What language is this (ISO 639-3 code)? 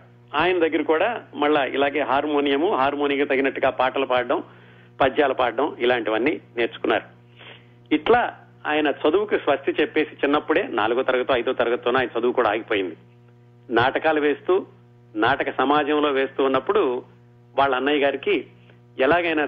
tel